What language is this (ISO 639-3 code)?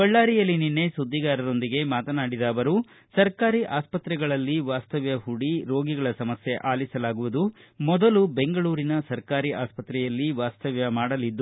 kan